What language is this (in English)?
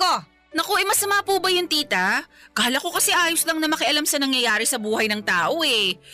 Filipino